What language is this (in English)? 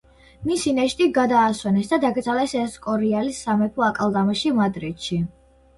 Georgian